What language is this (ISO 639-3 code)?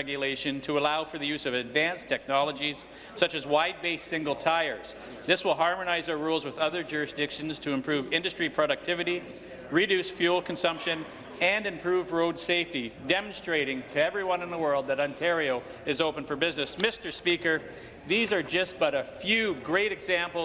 eng